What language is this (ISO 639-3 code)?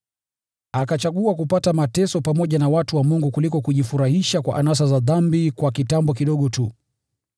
swa